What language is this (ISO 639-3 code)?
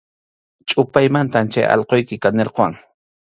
qxu